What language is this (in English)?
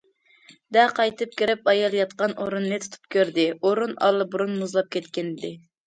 Uyghur